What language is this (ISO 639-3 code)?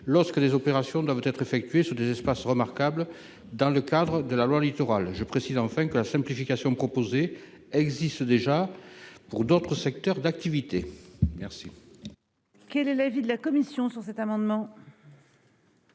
fra